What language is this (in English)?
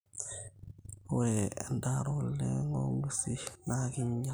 Masai